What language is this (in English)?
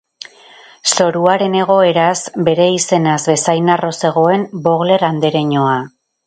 Basque